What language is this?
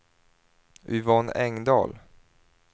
Swedish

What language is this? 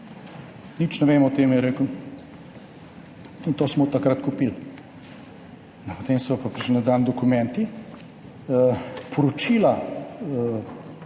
Slovenian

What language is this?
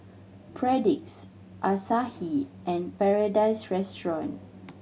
English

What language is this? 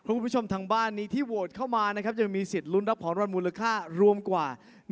Thai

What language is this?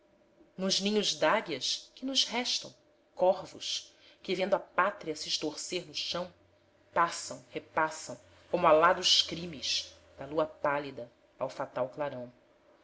Portuguese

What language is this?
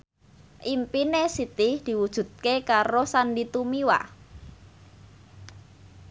Javanese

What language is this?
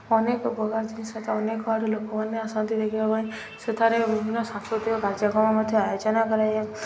Odia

